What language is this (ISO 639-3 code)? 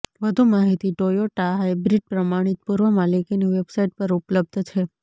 guj